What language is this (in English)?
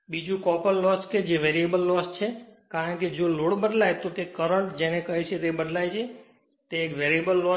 Gujarati